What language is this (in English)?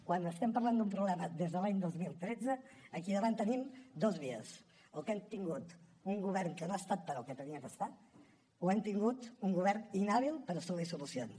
Catalan